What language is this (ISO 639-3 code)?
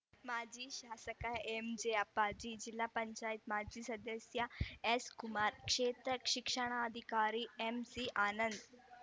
kan